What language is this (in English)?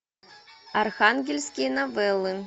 Russian